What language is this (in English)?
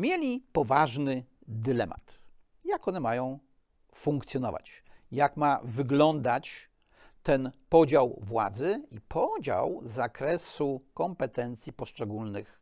Polish